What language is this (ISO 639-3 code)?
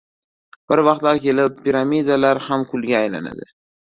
uzb